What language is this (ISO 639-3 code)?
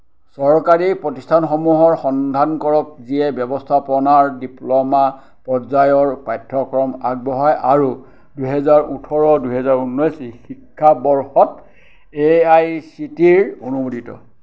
asm